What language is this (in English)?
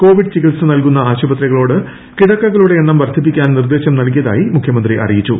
Malayalam